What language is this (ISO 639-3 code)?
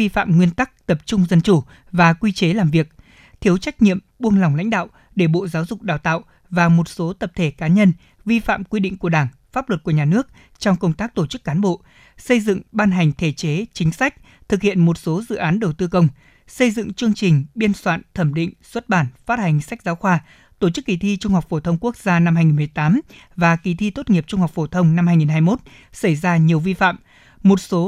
vie